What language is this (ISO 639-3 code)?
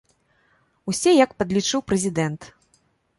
bel